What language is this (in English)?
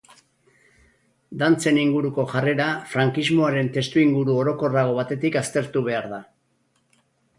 Basque